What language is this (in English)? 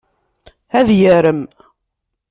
Kabyle